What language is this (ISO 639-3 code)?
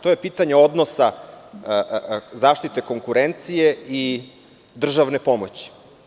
srp